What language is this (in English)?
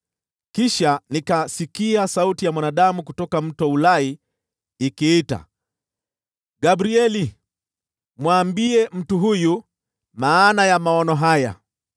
Swahili